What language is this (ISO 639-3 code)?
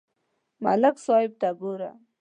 pus